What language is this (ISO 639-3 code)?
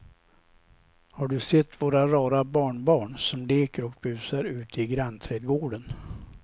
swe